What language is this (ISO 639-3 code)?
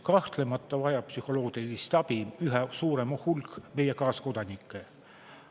est